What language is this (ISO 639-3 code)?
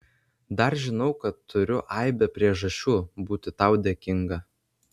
lit